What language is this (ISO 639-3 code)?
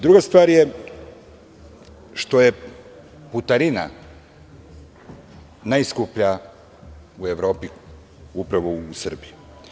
srp